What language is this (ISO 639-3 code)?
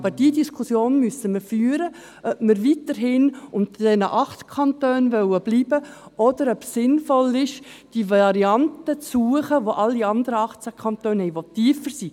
gsw